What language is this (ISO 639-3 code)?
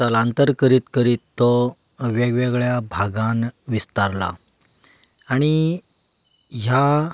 kok